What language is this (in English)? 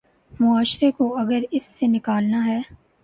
Urdu